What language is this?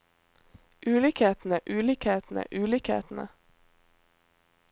Norwegian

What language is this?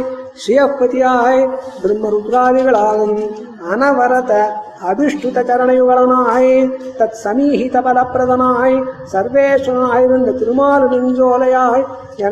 Tamil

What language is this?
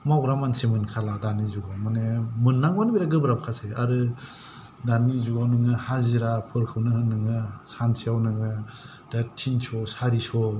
Bodo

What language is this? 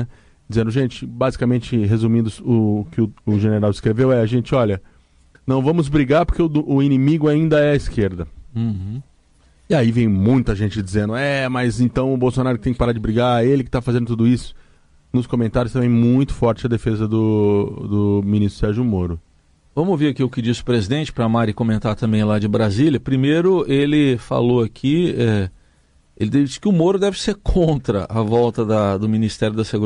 Portuguese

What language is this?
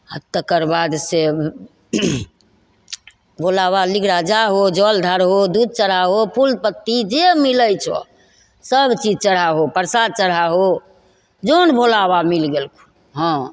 Maithili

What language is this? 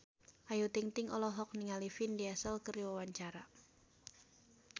Sundanese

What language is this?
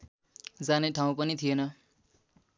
Nepali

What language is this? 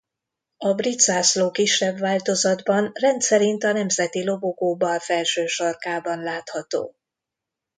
Hungarian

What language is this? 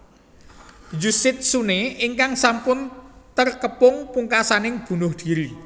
Javanese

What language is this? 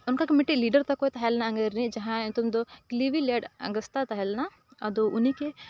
Santali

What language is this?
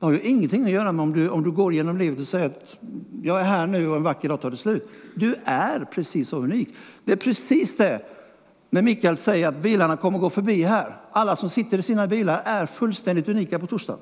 Swedish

